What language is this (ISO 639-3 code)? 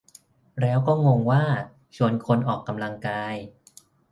tha